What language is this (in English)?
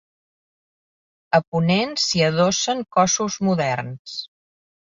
Catalan